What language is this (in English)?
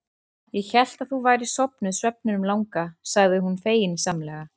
Icelandic